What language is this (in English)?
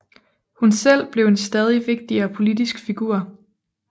Danish